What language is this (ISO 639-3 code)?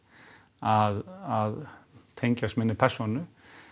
isl